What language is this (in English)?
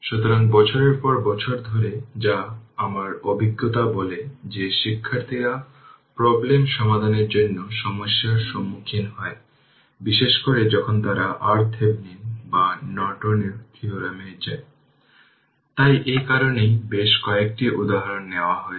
Bangla